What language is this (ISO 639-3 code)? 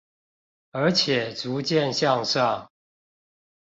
zho